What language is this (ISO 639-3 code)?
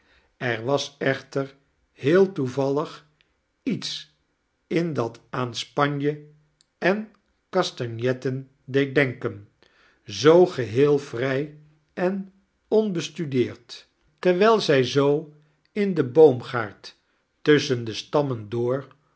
nld